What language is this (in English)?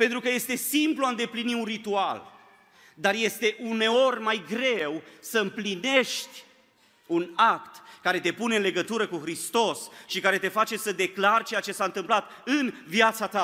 Romanian